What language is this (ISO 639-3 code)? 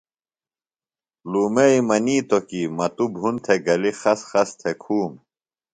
phl